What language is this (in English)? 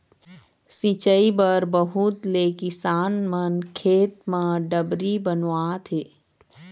Chhattisgarhi